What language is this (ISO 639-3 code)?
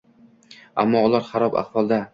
uzb